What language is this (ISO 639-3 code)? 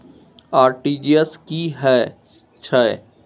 mai